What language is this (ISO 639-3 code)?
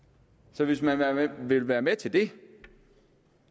dan